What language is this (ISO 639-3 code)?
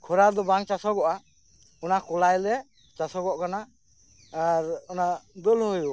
sat